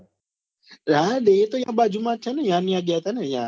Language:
Gujarati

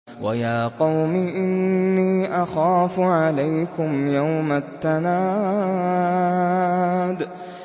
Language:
Arabic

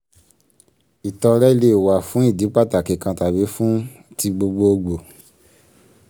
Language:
Yoruba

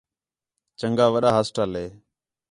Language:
Khetrani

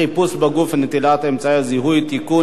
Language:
Hebrew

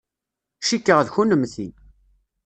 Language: Kabyle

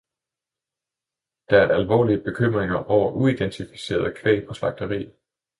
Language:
Danish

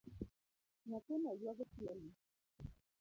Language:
Luo (Kenya and Tanzania)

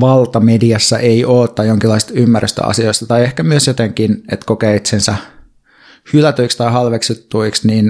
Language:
Finnish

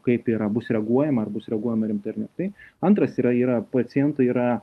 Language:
Lithuanian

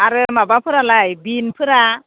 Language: Bodo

